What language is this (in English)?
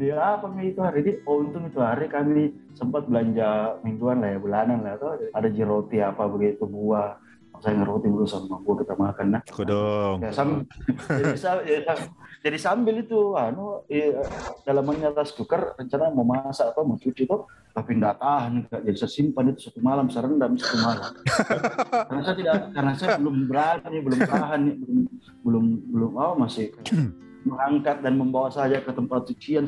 Indonesian